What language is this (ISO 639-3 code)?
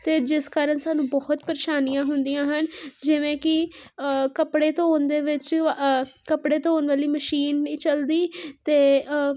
pan